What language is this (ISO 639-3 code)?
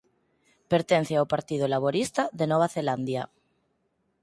glg